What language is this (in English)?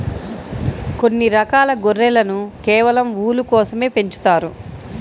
Telugu